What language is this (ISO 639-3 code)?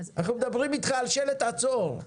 heb